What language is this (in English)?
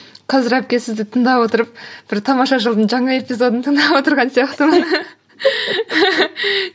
Kazakh